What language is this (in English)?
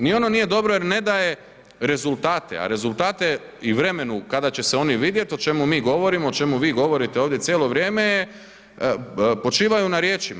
Croatian